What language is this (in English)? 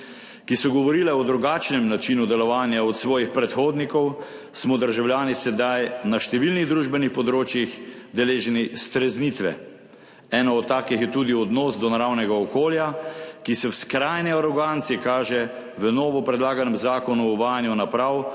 Slovenian